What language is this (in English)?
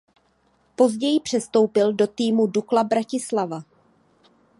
Czech